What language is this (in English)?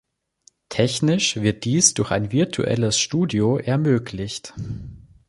German